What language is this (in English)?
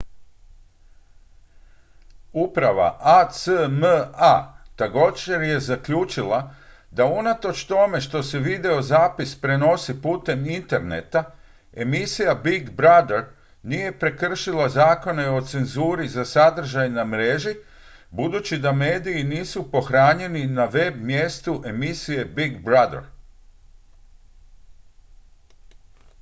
Croatian